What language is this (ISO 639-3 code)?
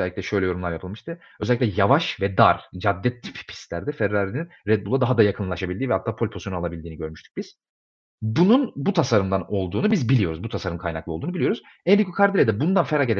tur